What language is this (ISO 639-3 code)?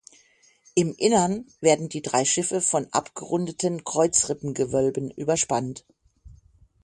deu